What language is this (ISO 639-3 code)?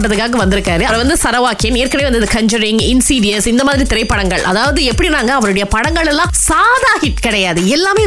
tam